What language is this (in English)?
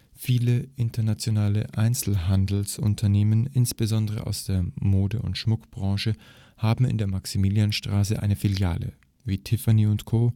German